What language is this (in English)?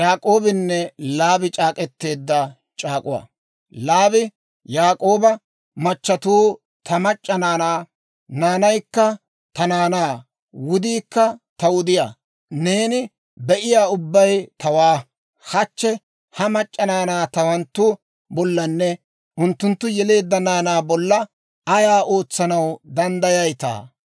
Dawro